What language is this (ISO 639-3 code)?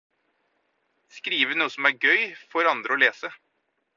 nob